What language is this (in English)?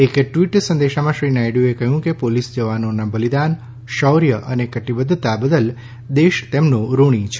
Gujarati